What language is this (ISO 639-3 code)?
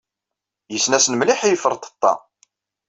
kab